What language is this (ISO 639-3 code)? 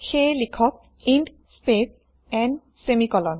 asm